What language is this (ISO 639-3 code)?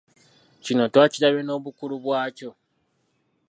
lug